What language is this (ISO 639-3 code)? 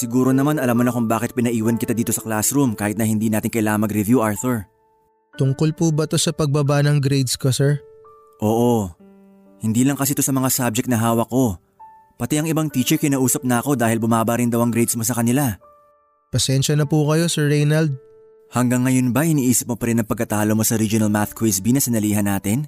fil